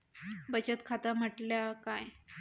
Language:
Marathi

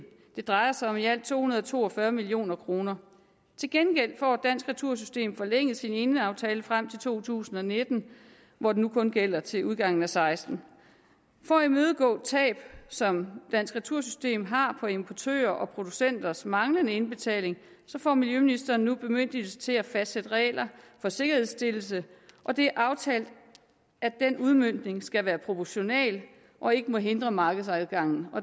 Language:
Danish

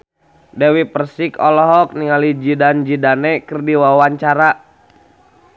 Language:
Sundanese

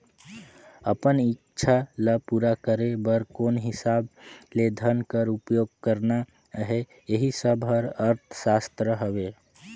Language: Chhattisgarhi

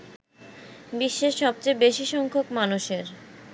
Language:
Bangla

